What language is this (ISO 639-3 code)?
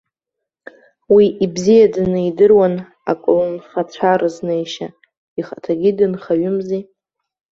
abk